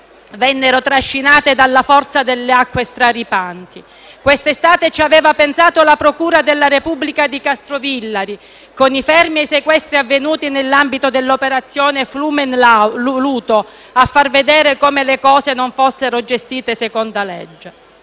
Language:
Italian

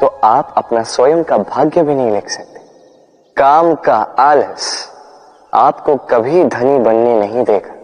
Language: Hindi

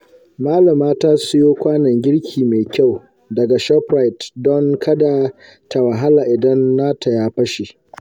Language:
Hausa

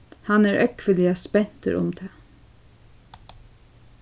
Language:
Faroese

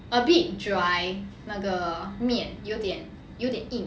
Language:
English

